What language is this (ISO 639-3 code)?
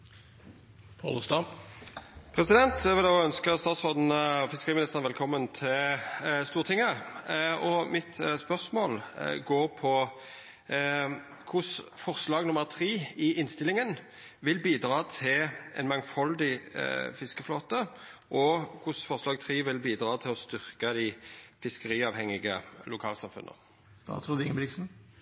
nor